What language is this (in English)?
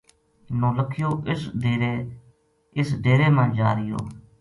Gujari